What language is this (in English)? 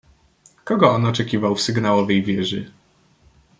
Polish